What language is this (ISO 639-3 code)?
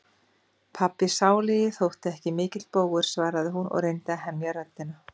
isl